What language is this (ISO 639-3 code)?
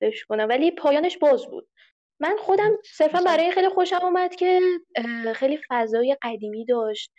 fas